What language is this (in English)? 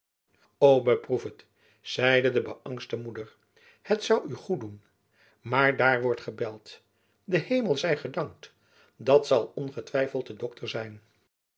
Dutch